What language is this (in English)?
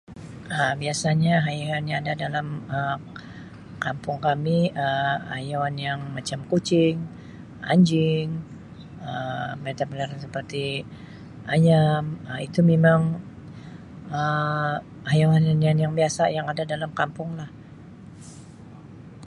Sabah Malay